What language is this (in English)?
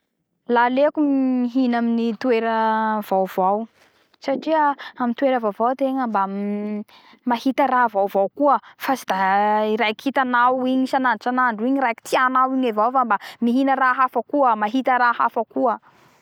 Bara Malagasy